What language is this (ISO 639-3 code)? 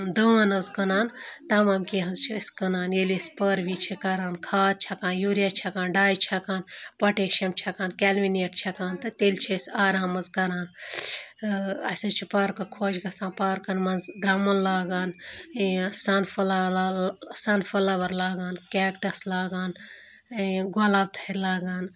kas